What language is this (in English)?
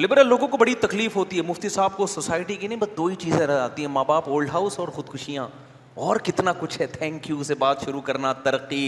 Urdu